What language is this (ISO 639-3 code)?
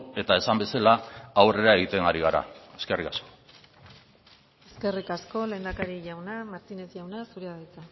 eus